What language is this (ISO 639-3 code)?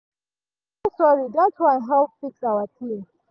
pcm